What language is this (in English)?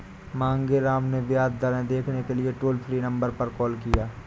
Hindi